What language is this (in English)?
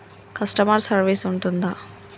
Telugu